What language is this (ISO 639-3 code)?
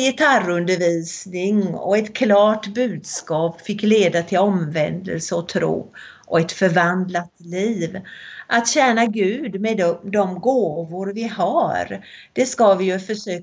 swe